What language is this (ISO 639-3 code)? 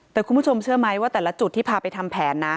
tha